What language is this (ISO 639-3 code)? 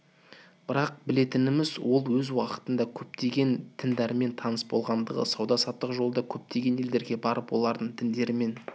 kaz